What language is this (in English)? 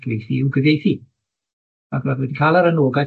Welsh